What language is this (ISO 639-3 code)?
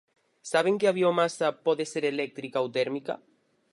glg